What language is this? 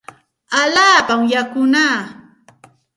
Santa Ana de Tusi Pasco Quechua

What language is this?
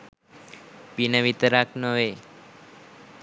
Sinhala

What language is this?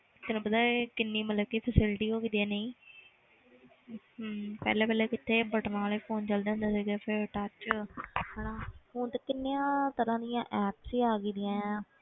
Punjabi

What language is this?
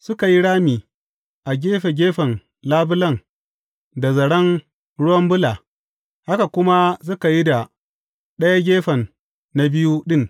Hausa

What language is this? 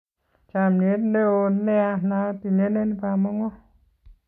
Kalenjin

